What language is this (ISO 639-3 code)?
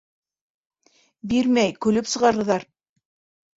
bak